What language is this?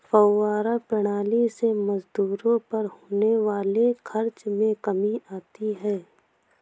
Hindi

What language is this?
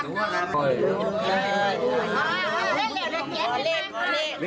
Thai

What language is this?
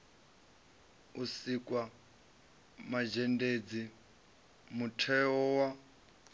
Venda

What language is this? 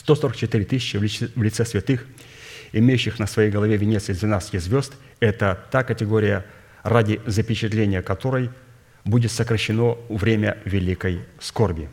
Russian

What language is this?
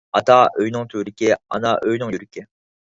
Uyghur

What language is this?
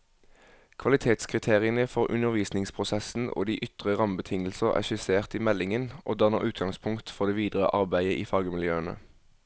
Norwegian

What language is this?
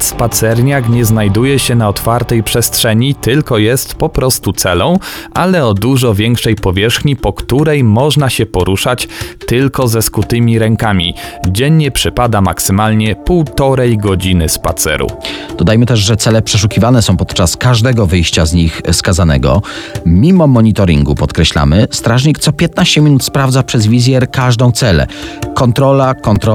Polish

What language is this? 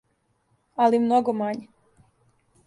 Serbian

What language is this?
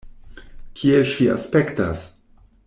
Esperanto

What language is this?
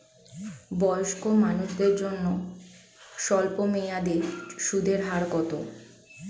Bangla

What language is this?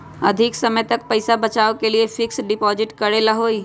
Magahi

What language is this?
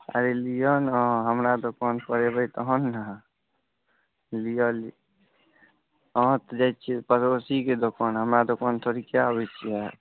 Maithili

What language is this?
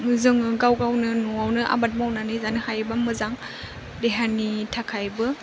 Bodo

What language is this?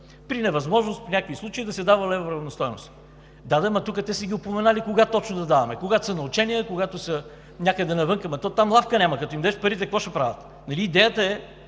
Bulgarian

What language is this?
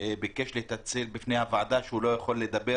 Hebrew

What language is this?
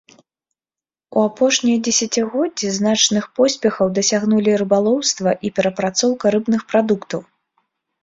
Belarusian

